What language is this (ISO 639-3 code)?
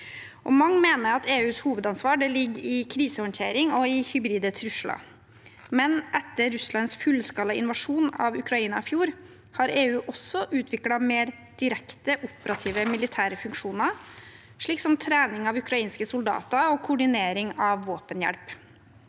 nor